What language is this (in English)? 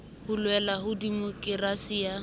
Southern Sotho